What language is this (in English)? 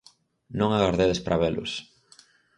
Galician